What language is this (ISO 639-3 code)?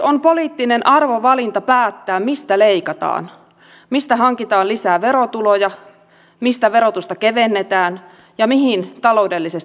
fin